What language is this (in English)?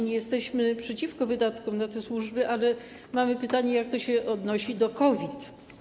Polish